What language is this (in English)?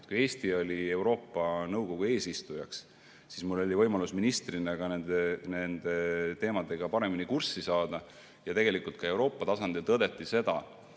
Estonian